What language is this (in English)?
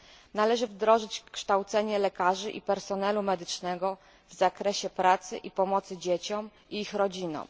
Polish